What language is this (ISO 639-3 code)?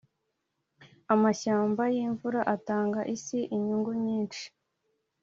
kin